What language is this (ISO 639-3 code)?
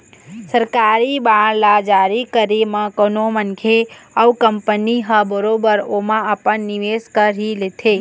hne